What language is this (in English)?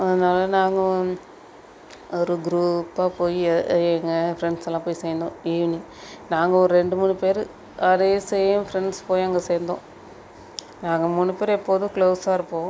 Tamil